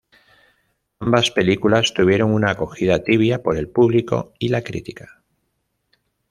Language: Spanish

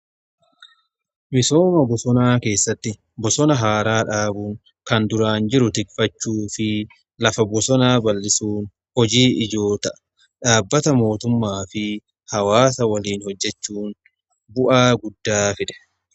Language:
Oromo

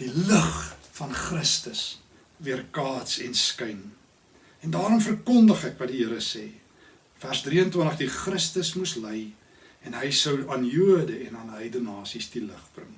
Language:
Dutch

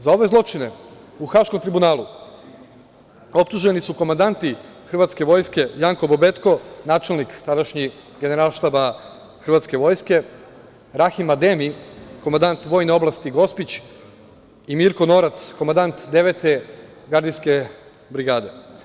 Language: Serbian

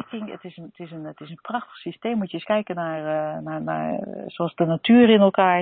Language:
Dutch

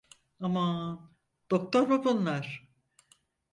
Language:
Turkish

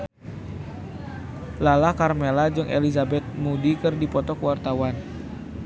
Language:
Sundanese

